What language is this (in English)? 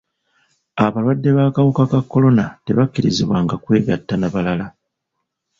Ganda